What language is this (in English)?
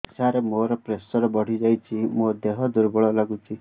Odia